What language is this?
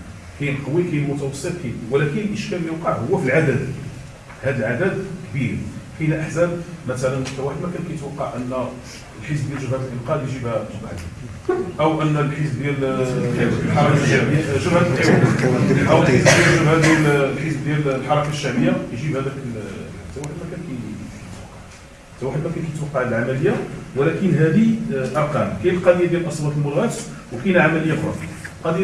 Arabic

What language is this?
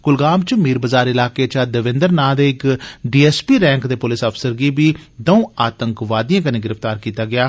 Dogri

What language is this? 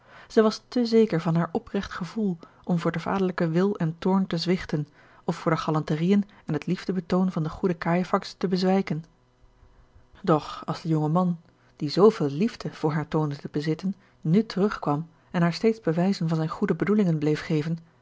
Dutch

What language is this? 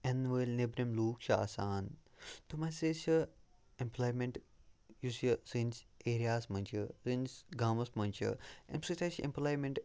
Kashmiri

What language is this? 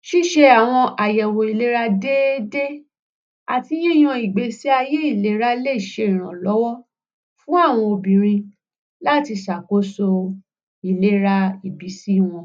Yoruba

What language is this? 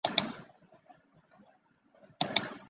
Chinese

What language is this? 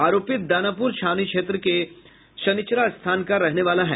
Hindi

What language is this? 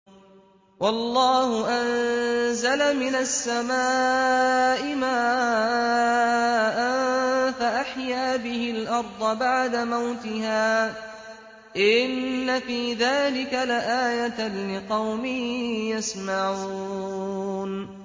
Arabic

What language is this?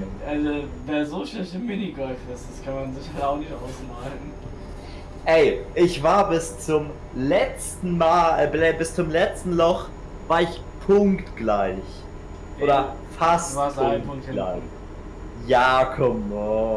German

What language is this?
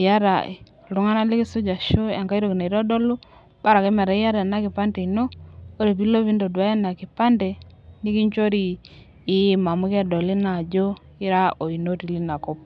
Masai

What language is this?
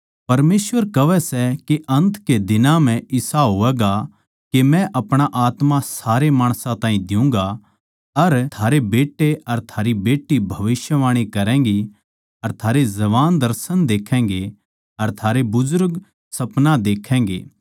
Haryanvi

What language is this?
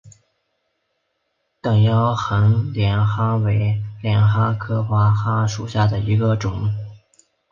Chinese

